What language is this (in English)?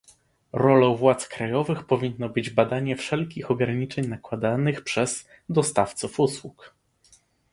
Polish